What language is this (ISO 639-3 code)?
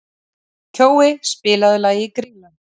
isl